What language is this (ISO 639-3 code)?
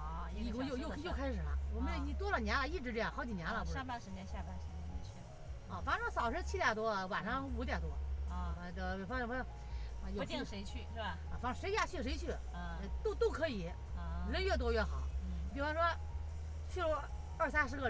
zho